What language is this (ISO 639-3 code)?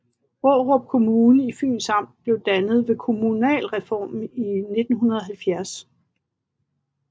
dan